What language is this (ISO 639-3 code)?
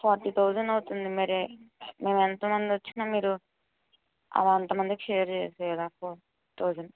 tel